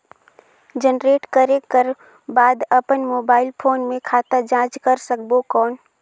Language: Chhattisgarhi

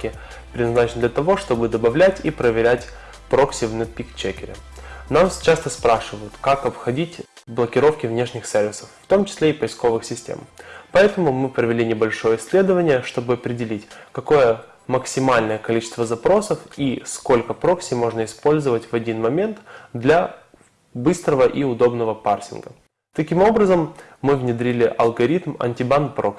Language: Russian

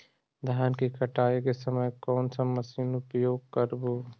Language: Magahi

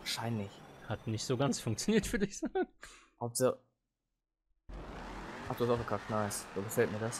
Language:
German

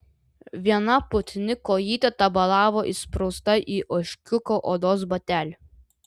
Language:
Lithuanian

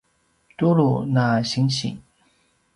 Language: Paiwan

